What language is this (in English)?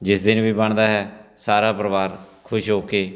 Punjabi